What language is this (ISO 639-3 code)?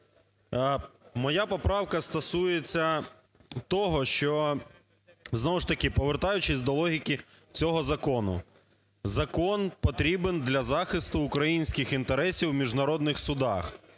ukr